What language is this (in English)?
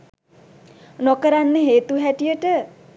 Sinhala